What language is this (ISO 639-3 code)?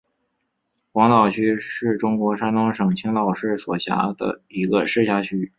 zho